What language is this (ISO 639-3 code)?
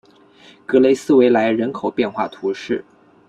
zho